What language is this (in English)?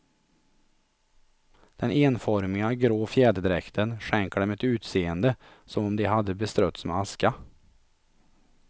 Swedish